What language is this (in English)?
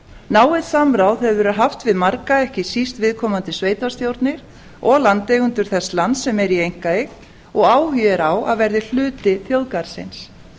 Icelandic